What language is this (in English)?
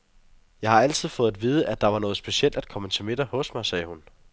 Danish